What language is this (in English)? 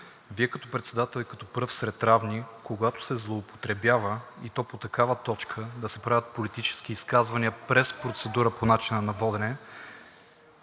Bulgarian